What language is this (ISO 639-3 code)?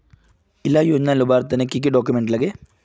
mag